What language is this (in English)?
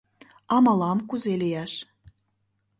Mari